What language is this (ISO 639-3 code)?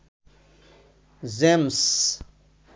ben